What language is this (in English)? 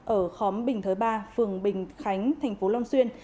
Vietnamese